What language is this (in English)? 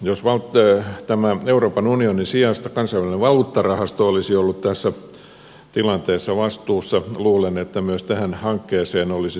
Finnish